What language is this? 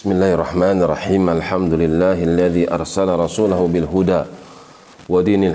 Indonesian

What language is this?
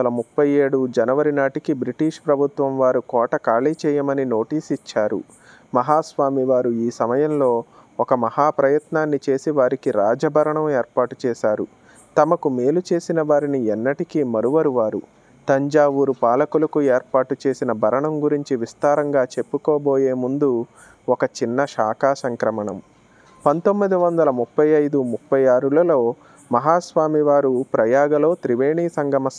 Ukrainian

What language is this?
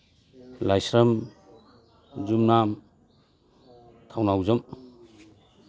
Manipuri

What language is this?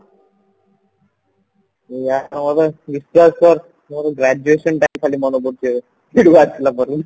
Odia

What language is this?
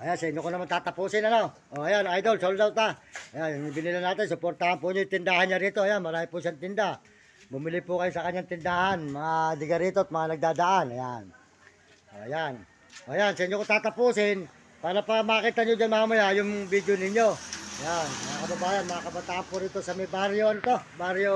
Filipino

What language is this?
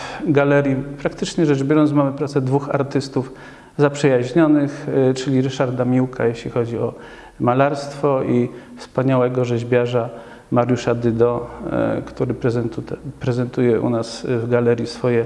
Polish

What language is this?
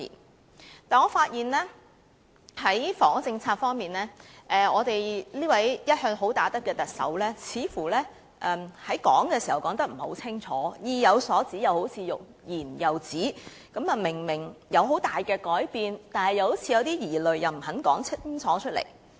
Cantonese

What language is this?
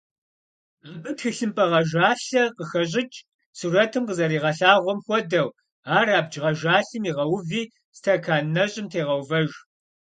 Kabardian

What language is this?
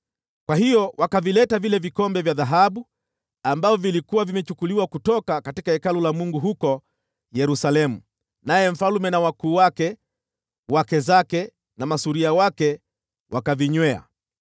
Swahili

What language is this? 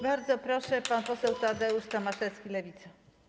Polish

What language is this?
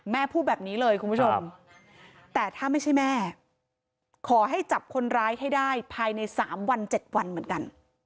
Thai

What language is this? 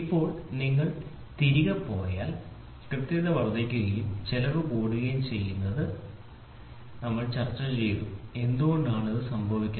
Malayalam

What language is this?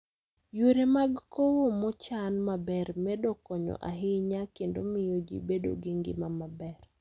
Luo (Kenya and Tanzania)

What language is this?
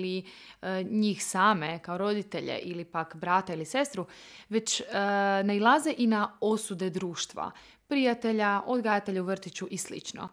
Croatian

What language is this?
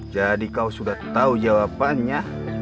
Indonesian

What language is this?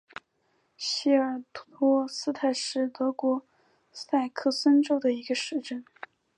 Chinese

